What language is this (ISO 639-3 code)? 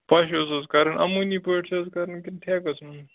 kas